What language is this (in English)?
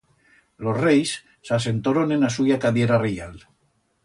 Aragonese